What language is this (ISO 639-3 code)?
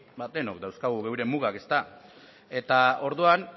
eus